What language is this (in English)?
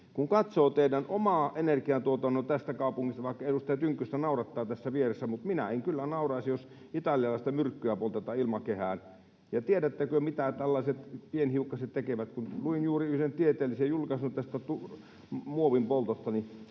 Finnish